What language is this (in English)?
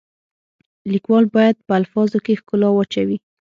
Pashto